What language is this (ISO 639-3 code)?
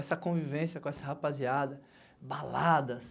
por